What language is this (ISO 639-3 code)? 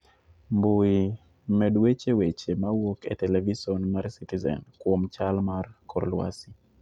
luo